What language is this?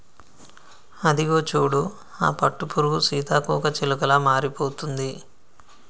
Telugu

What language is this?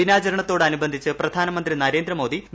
Malayalam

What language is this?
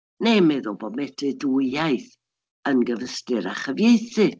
Welsh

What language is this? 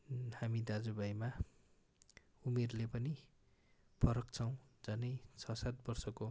Nepali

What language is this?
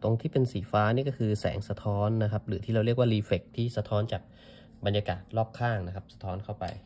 Thai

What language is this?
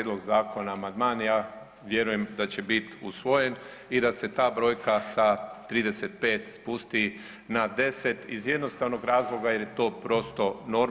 Croatian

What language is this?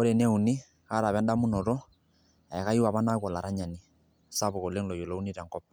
Masai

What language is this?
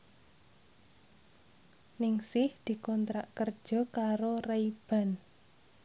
Javanese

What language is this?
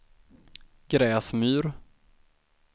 Swedish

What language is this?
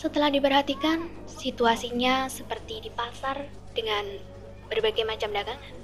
Indonesian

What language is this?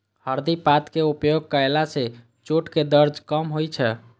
Maithili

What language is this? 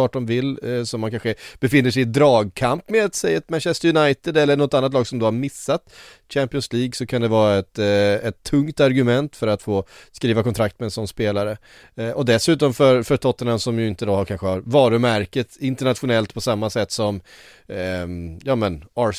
Swedish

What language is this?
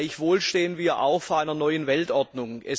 German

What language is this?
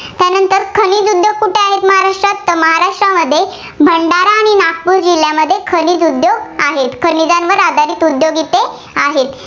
Marathi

